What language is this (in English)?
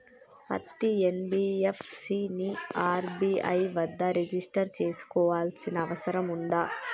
Telugu